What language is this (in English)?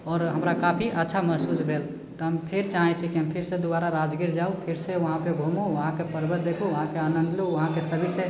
Maithili